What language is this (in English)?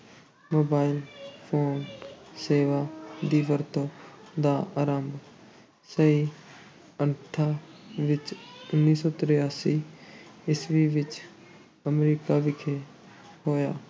Punjabi